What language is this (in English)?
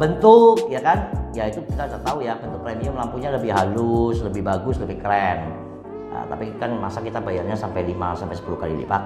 Indonesian